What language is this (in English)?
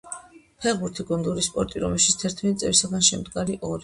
Georgian